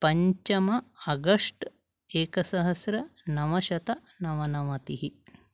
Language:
Sanskrit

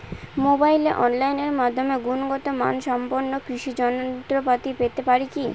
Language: Bangla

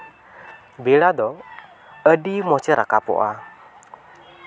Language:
Santali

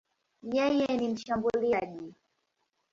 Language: Swahili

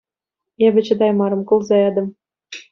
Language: Chuvash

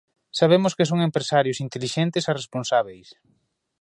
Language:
Galician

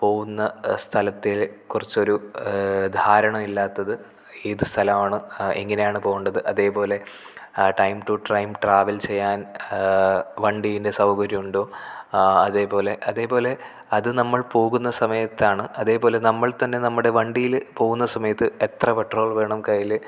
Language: Malayalam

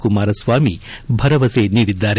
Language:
Kannada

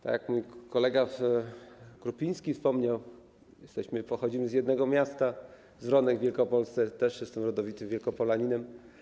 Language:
Polish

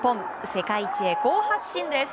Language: Japanese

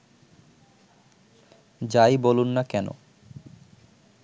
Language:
Bangla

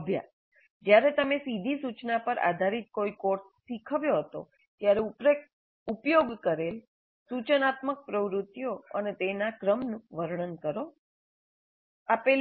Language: Gujarati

